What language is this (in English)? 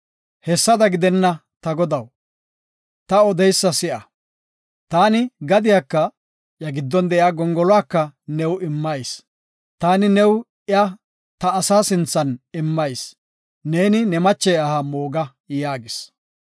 Gofa